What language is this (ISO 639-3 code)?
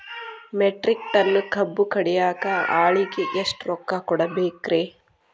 kan